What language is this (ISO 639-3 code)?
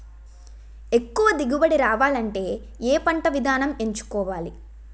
tel